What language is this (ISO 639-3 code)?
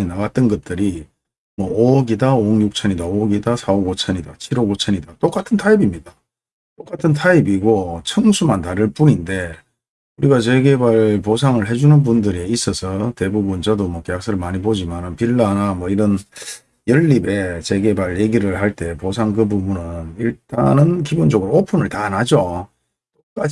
kor